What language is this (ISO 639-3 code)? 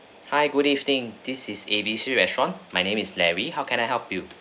eng